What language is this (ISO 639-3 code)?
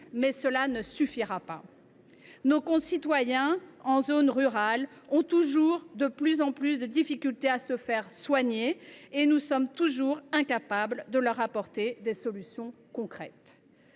fra